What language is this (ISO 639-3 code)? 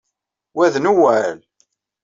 kab